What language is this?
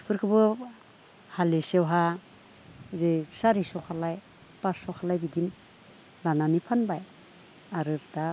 Bodo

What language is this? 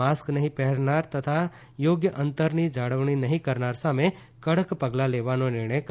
Gujarati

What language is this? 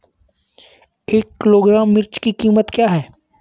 Hindi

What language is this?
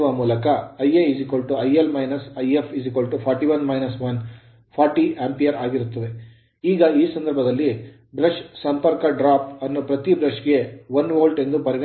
Kannada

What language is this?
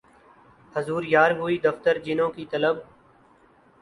Urdu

